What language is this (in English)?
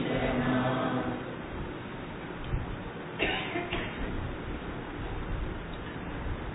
Tamil